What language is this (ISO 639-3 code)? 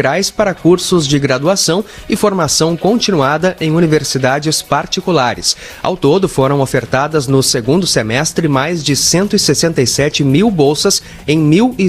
por